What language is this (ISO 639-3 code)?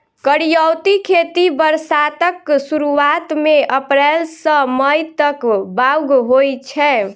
mai